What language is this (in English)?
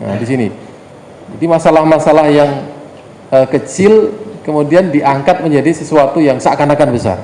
Indonesian